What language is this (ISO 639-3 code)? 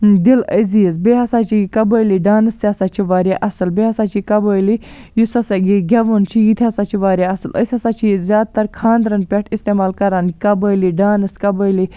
kas